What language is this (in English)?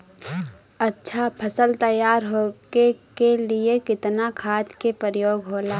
Bhojpuri